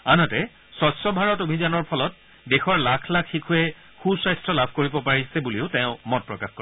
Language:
Assamese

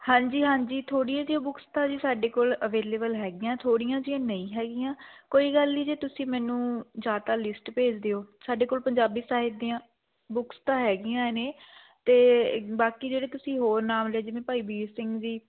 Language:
Punjabi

